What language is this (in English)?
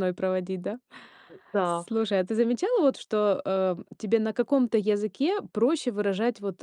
Russian